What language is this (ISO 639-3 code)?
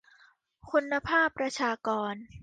tha